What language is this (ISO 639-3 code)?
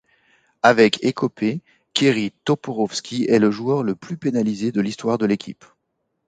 fra